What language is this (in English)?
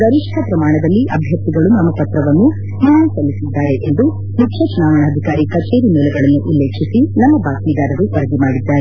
Kannada